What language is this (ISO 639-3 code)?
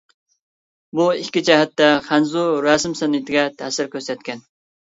uig